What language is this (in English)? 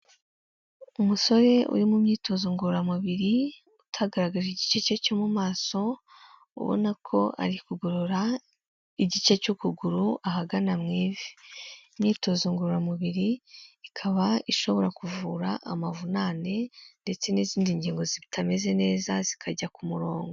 Kinyarwanda